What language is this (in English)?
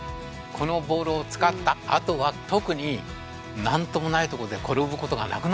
Japanese